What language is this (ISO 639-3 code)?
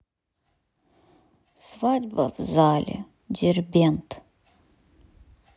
rus